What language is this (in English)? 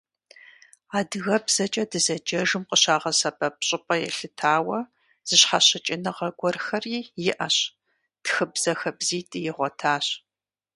Kabardian